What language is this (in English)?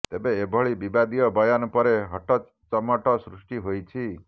Odia